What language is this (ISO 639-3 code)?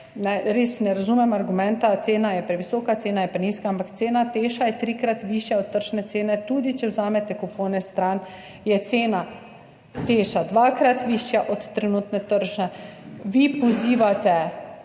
slv